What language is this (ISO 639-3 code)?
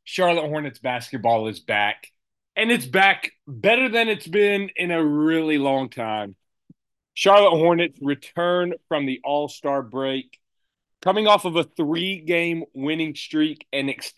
eng